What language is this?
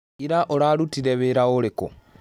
Kikuyu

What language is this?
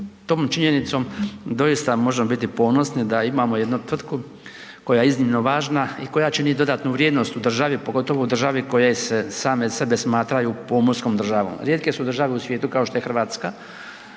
Croatian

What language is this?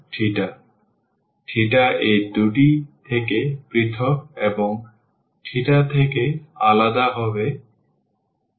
Bangla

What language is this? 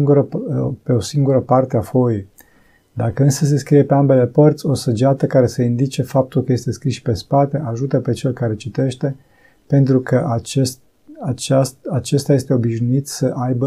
Romanian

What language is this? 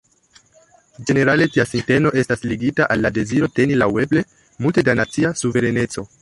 Esperanto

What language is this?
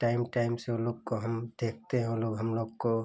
Hindi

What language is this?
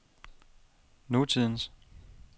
Danish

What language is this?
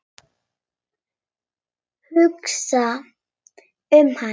Icelandic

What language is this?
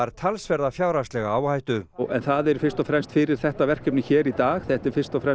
Icelandic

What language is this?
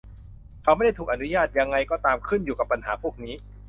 Thai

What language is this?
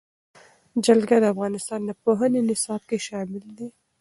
Pashto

